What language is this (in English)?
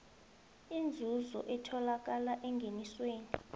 South Ndebele